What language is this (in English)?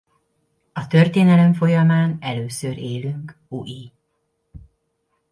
Hungarian